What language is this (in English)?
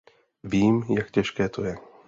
Czech